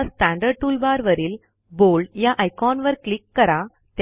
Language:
Marathi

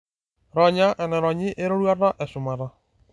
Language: Masai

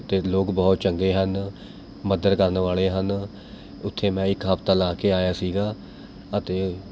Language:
Punjabi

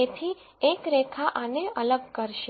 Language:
Gujarati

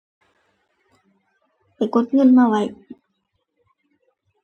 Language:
Thai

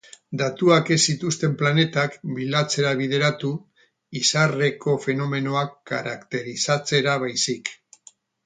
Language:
Basque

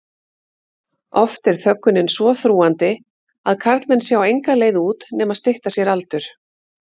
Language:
Icelandic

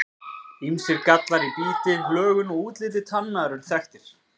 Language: Icelandic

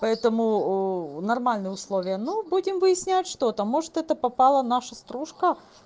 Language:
Russian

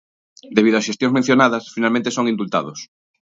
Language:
Galician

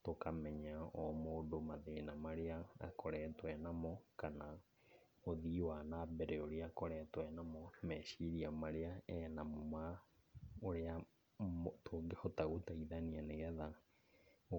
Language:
Kikuyu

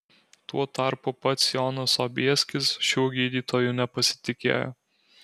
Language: Lithuanian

